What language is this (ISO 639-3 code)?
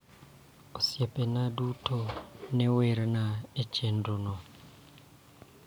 luo